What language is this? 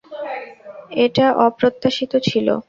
Bangla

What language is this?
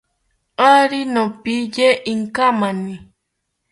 South Ucayali Ashéninka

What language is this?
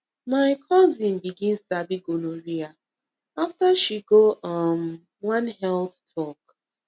Nigerian Pidgin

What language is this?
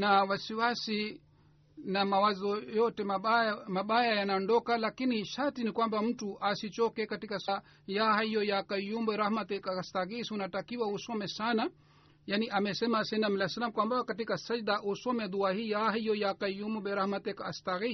Swahili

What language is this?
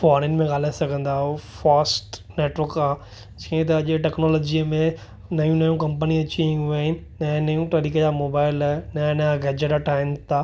Sindhi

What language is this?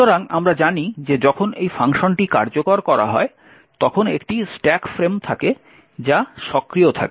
Bangla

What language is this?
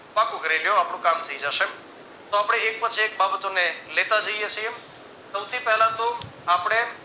Gujarati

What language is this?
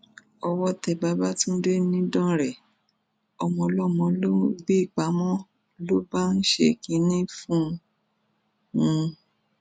Yoruba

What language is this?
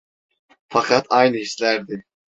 Turkish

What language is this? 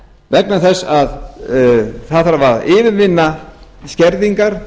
Icelandic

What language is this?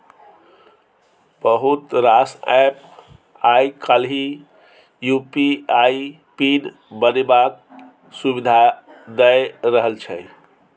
Maithili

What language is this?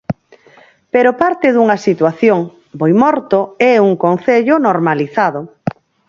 Galician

